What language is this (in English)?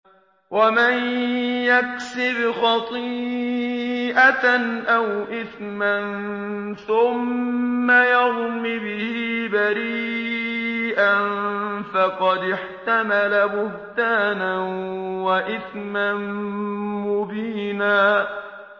Arabic